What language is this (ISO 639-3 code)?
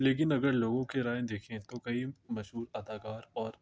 urd